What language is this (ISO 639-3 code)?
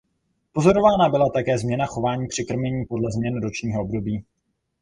ces